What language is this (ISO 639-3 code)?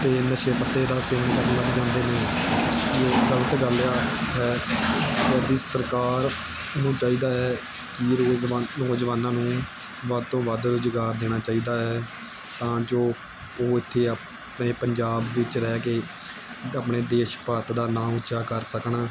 pan